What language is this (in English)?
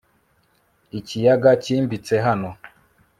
Kinyarwanda